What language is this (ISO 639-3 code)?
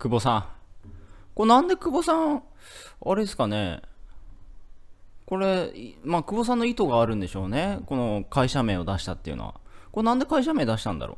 jpn